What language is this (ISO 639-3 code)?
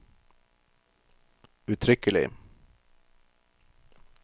nor